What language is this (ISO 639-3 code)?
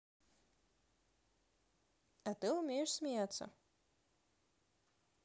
rus